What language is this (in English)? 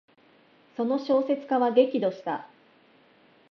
Japanese